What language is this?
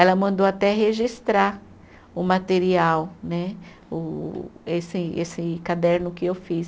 Portuguese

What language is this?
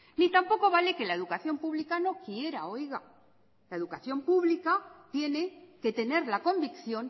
Spanish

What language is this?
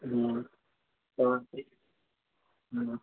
Urdu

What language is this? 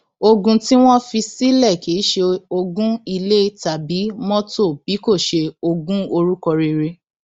Yoruba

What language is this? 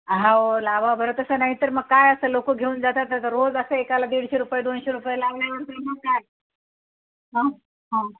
Marathi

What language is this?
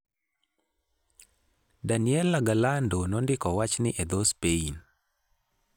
Luo (Kenya and Tanzania)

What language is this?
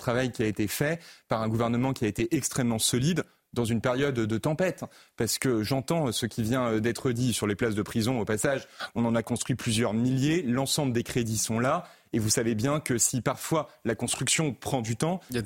French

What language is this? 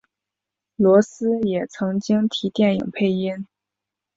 Chinese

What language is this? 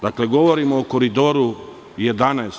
Serbian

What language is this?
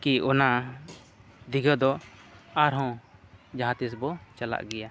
Santali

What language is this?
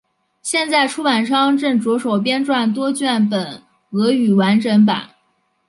Chinese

